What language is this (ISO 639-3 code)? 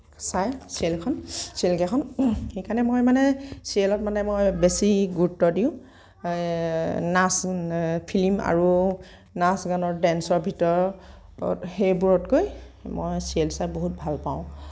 asm